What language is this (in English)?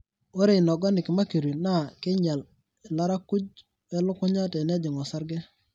Masai